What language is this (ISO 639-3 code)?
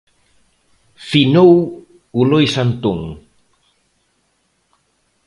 glg